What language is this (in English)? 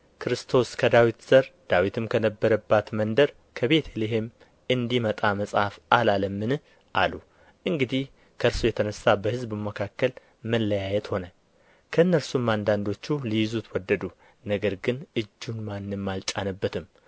Amharic